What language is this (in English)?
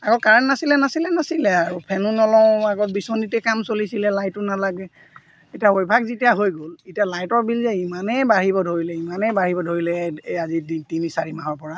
Assamese